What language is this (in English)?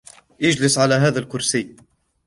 Arabic